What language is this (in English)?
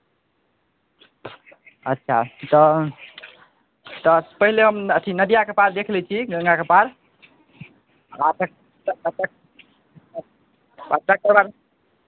Maithili